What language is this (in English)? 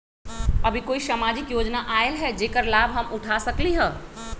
Magahi